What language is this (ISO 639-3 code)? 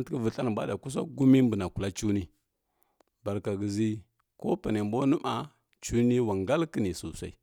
fkk